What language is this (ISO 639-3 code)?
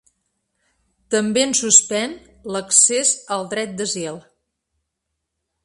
cat